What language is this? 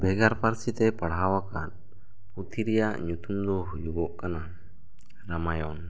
Santali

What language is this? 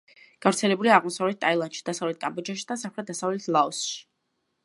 Georgian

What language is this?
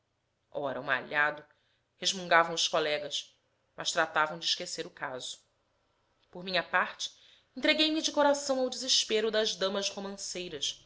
Portuguese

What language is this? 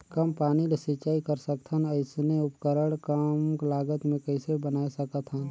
Chhattisgarhi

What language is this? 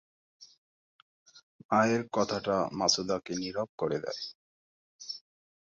Bangla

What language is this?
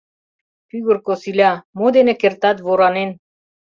Mari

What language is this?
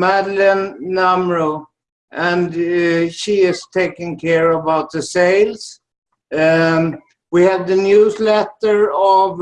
English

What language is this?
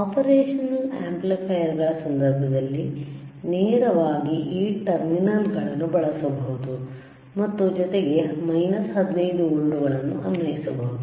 Kannada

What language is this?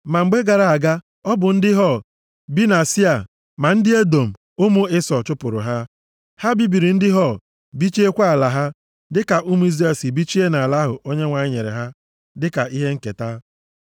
Igbo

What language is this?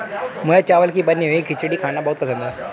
Hindi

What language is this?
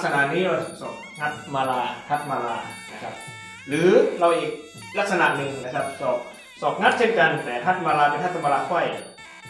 Thai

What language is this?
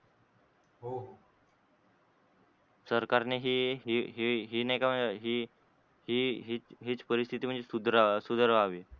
Marathi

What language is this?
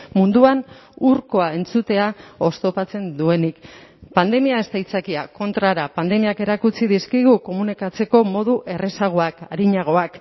Basque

